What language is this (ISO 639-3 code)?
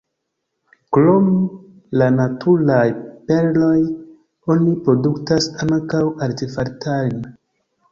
epo